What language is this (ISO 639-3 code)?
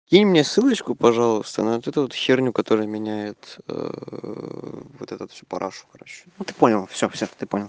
rus